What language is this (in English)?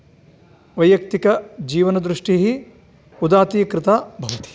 Sanskrit